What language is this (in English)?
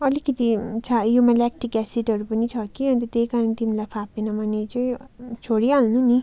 Nepali